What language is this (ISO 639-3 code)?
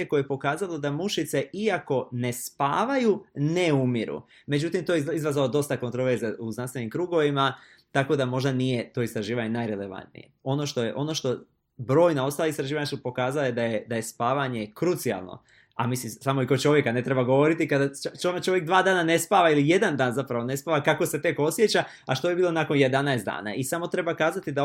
hrv